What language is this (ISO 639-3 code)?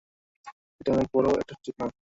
ben